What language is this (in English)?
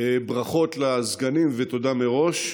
Hebrew